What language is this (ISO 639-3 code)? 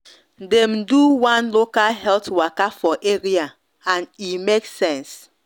pcm